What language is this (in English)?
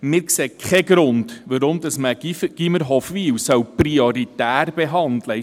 Swiss German